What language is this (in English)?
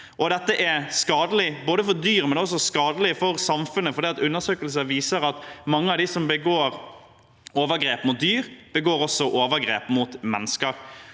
Norwegian